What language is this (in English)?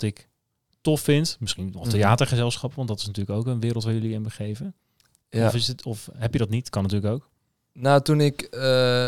Dutch